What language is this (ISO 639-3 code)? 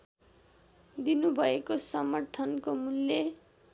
nep